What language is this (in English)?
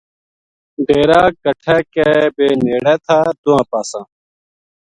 Gujari